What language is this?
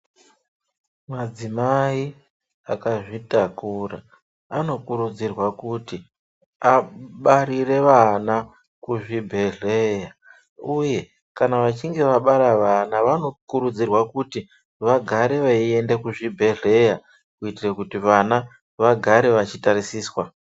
Ndau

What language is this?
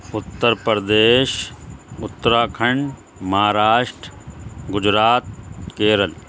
Urdu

